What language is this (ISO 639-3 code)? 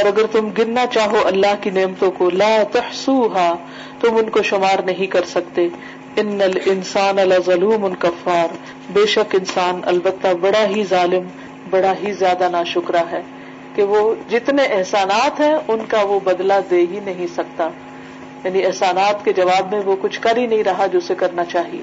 urd